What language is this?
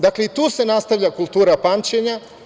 Serbian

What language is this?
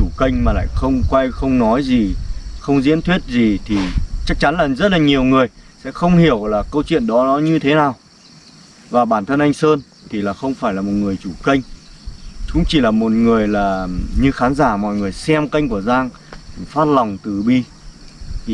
Vietnamese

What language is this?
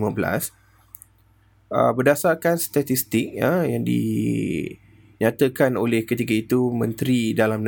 Malay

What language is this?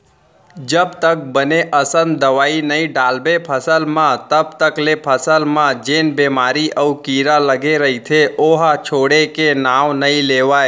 Chhattisgarhi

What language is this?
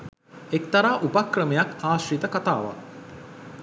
Sinhala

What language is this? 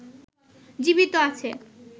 Bangla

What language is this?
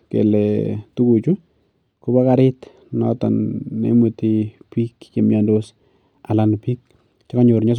Kalenjin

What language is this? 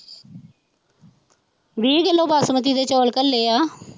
Punjabi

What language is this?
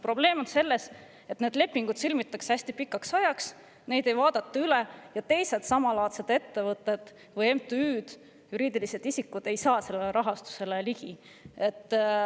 Estonian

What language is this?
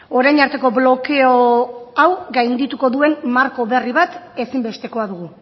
Basque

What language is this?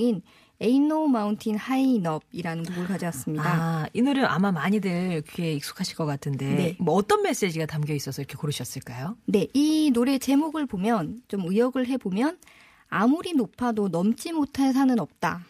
Korean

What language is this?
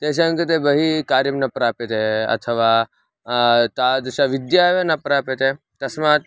Sanskrit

